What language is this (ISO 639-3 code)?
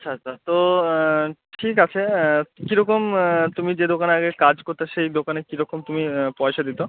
ben